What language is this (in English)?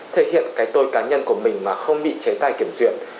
Vietnamese